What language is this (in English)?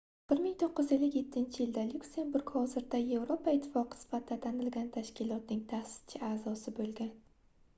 Uzbek